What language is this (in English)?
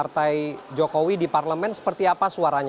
Indonesian